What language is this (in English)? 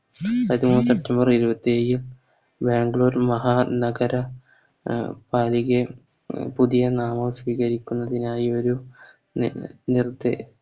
Malayalam